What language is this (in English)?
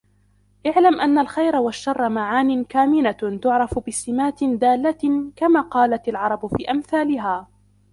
Arabic